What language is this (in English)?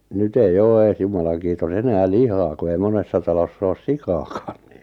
Finnish